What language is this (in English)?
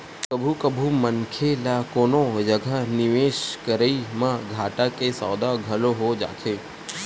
Chhattisgarhi